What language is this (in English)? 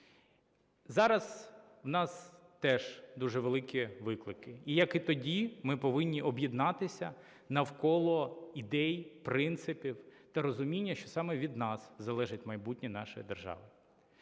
Ukrainian